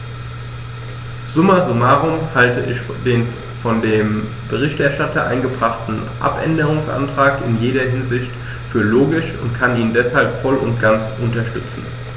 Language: German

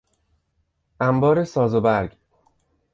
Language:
Persian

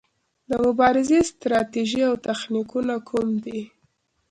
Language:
Pashto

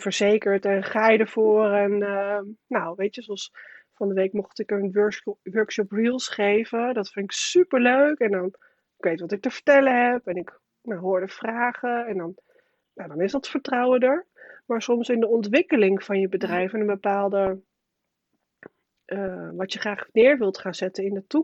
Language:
Dutch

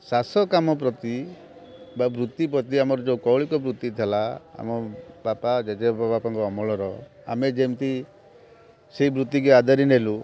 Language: Odia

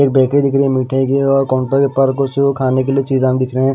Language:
Hindi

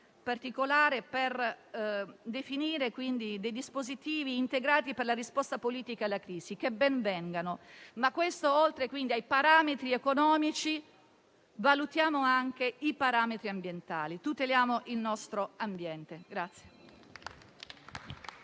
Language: Italian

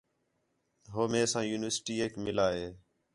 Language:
Khetrani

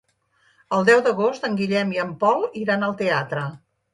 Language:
Catalan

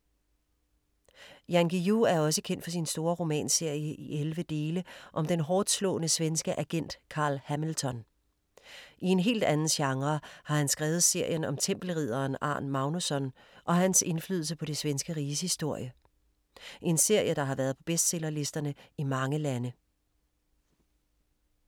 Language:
Danish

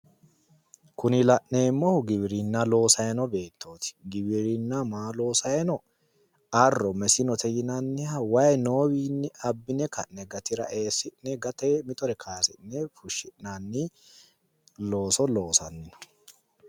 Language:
Sidamo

